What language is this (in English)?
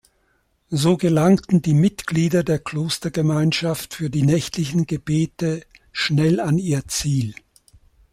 German